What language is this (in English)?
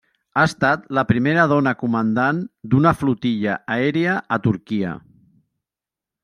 Catalan